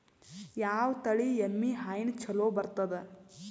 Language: Kannada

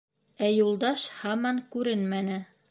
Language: Bashkir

